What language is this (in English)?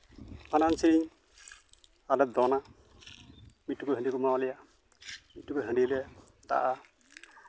Santali